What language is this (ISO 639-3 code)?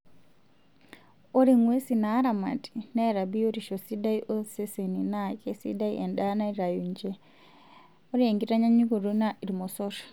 mas